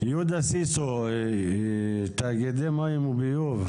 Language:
Hebrew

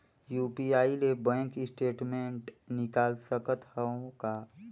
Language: Chhattisgarhi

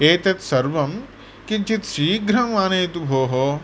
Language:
Sanskrit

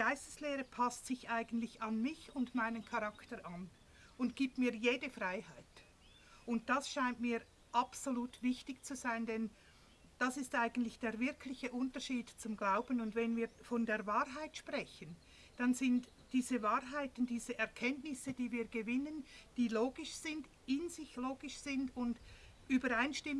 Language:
German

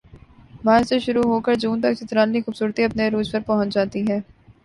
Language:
Urdu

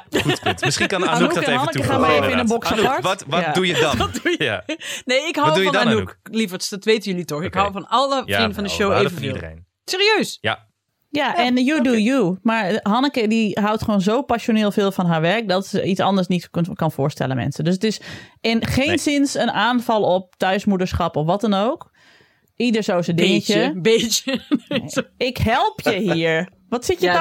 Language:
Dutch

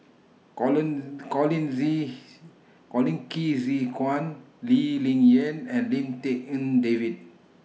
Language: English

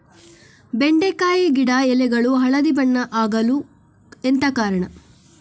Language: Kannada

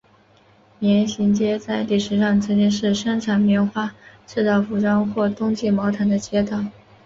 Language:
Chinese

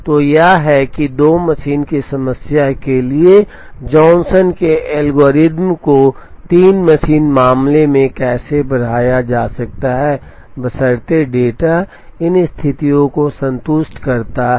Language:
Hindi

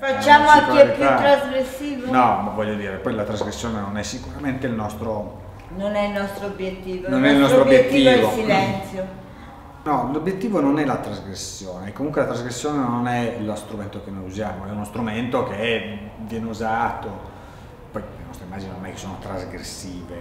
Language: Italian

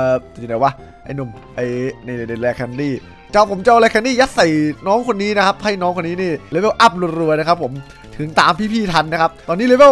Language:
Thai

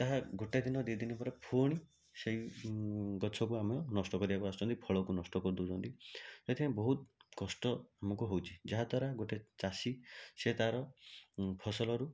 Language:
Odia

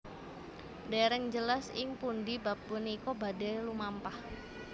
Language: Javanese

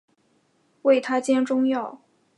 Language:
Chinese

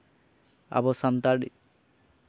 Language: Santali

